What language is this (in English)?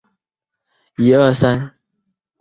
Chinese